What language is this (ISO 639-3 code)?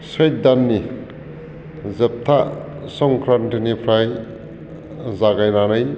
brx